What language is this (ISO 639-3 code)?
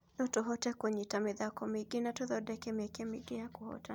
kik